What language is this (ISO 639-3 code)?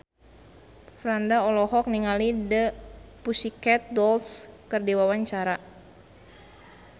sun